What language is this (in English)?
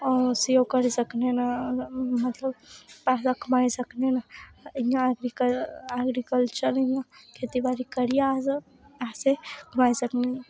Dogri